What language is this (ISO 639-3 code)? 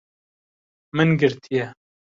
kur